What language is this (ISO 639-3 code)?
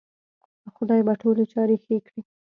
pus